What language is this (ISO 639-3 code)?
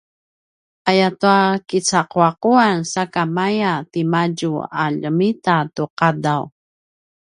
pwn